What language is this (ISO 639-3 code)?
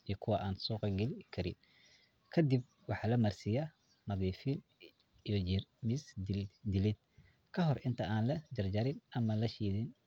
som